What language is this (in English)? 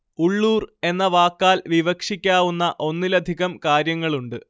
Malayalam